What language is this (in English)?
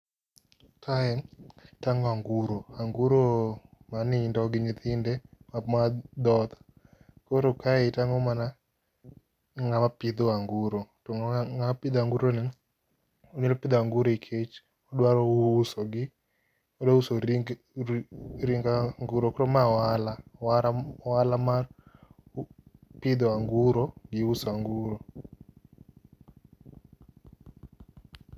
Luo (Kenya and Tanzania)